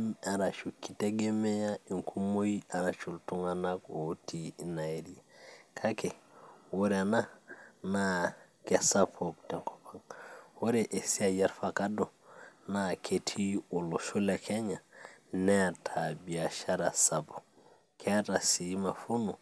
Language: Masai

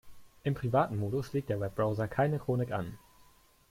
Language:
German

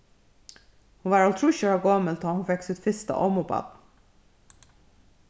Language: Faroese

